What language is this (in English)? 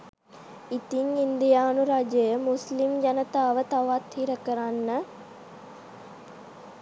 Sinhala